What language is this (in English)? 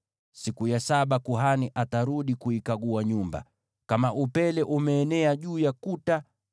Swahili